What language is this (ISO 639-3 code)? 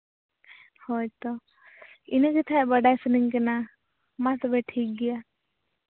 sat